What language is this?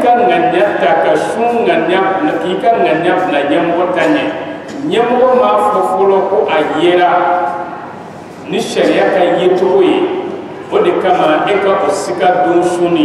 Arabic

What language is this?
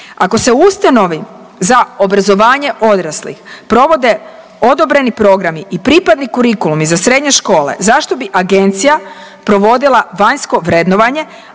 Croatian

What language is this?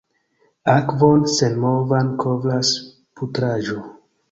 Esperanto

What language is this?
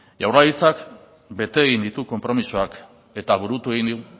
Basque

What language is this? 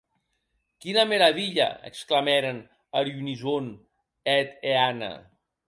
Occitan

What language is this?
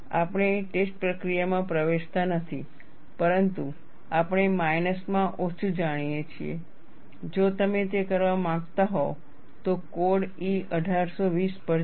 Gujarati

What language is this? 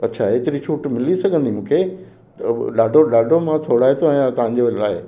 Sindhi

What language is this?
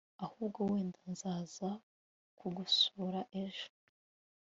Kinyarwanda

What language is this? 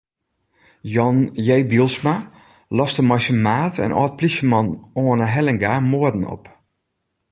Western Frisian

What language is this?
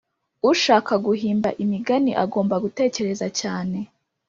Kinyarwanda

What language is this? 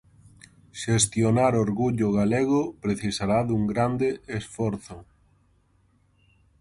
Galician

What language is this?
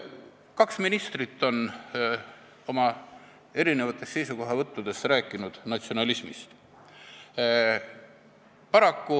Estonian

